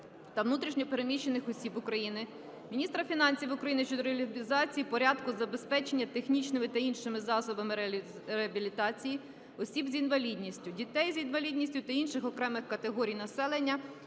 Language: Ukrainian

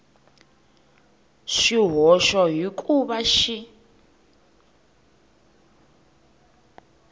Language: Tsonga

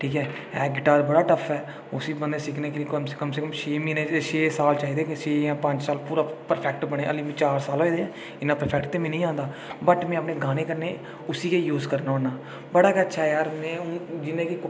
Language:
Dogri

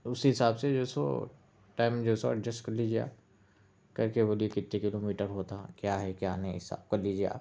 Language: Urdu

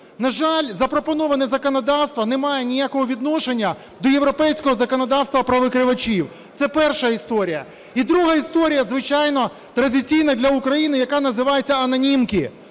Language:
Ukrainian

